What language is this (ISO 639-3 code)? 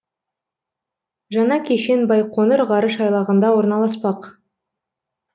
kaz